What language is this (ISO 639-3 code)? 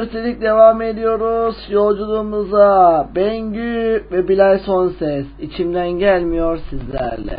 tur